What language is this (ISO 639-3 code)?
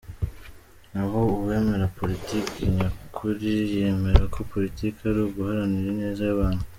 kin